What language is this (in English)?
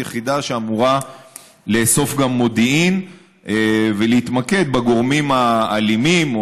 Hebrew